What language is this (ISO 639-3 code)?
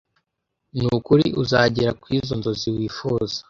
kin